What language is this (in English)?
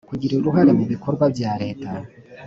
Kinyarwanda